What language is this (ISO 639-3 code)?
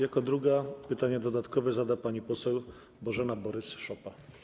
pol